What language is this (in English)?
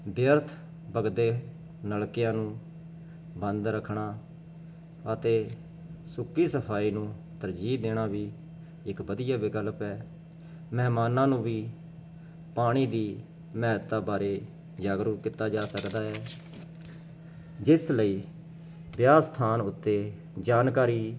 Punjabi